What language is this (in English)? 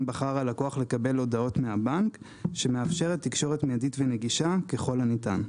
Hebrew